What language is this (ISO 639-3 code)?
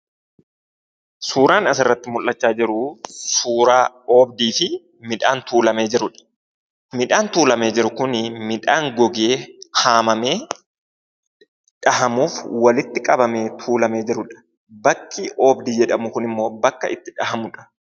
orm